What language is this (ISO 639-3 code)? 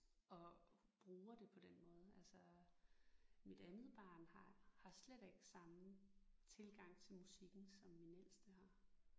dan